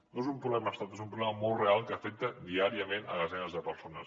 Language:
Catalan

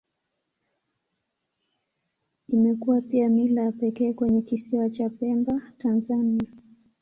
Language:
Swahili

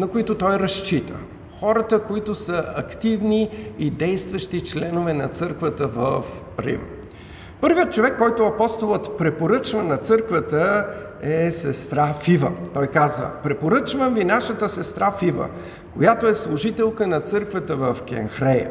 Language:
Bulgarian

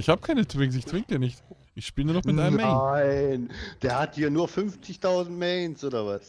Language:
German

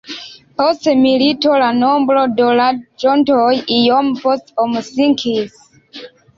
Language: Esperanto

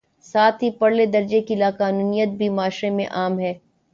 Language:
Urdu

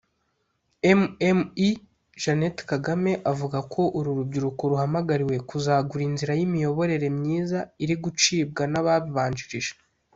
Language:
Kinyarwanda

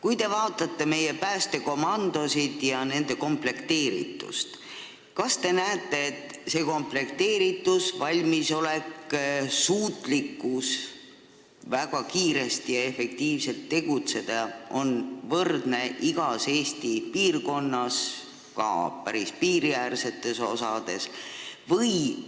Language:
Estonian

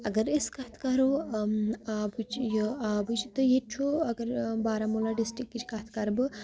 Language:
Kashmiri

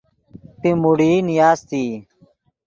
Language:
Yidgha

